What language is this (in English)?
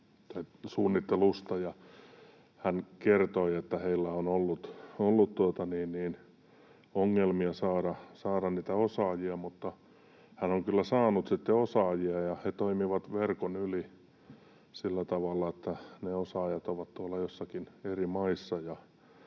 Finnish